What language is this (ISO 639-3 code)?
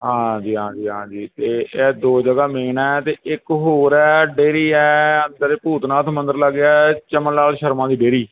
pan